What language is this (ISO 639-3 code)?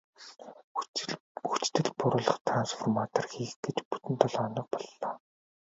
mon